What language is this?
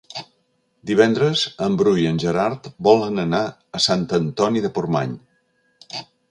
Catalan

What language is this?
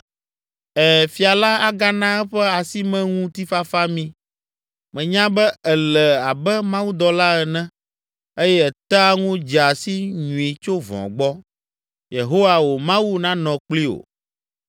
Ewe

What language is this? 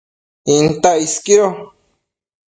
Matsés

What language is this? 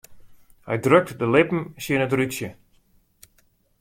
Western Frisian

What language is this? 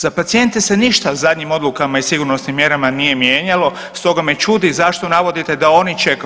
Croatian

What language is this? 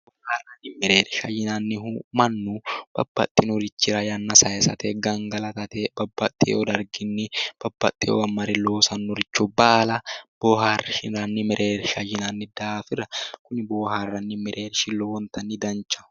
Sidamo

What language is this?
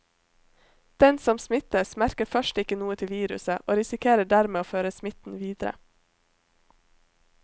Norwegian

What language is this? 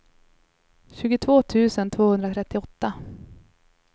Swedish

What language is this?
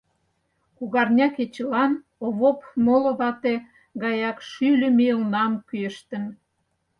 Mari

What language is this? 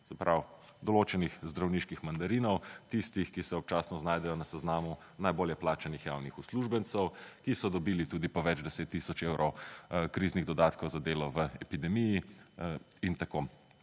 Slovenian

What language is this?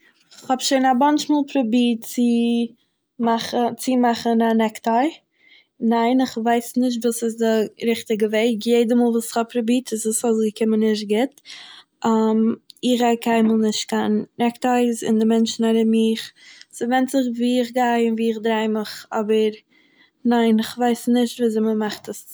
Yiddish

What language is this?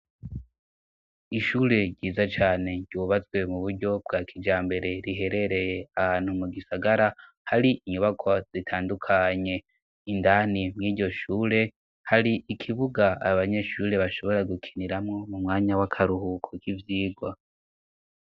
Rundi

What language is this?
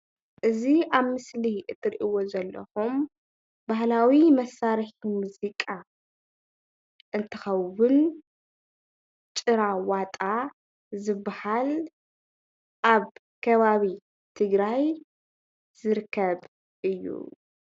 Tigrinya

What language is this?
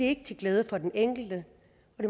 Danish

